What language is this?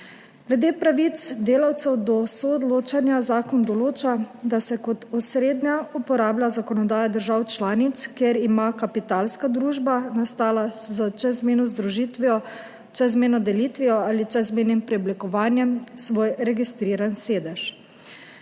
Slovenian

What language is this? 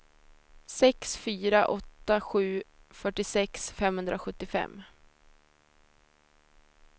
Swedish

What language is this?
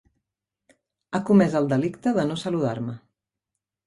Catalan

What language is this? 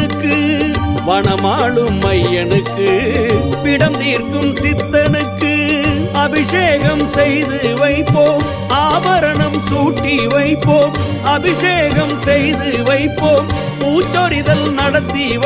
Tamil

